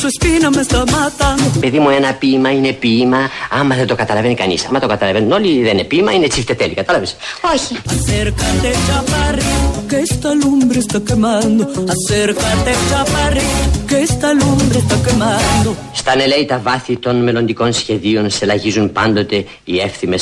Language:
Greek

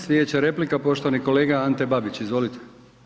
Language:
Croatian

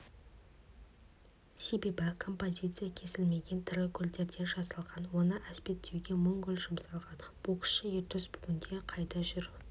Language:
Kazakh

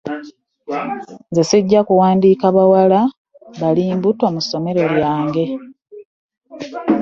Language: Ganda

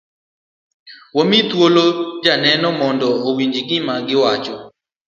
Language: Luo (Kenya and Tanzania)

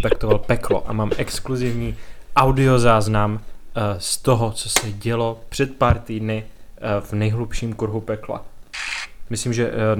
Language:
Czech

